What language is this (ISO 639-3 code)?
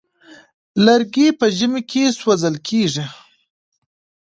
pus